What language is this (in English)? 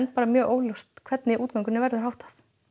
Icelandic